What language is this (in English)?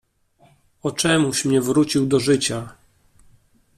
Polish